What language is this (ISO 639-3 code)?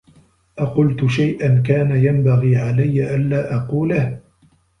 ara